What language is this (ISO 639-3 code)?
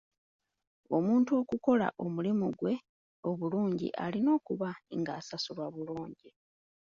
lug